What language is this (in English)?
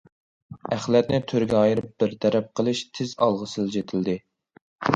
Uyghur